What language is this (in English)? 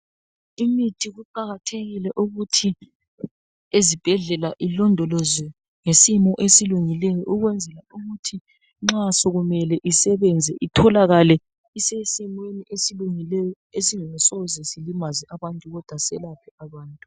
North Ndebele